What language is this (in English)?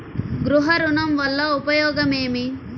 Telugu